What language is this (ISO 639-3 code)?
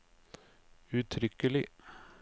nor